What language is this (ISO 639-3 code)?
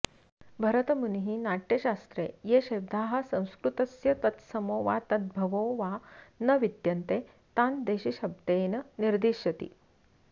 san